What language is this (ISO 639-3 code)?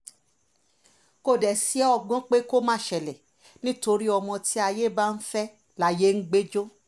yor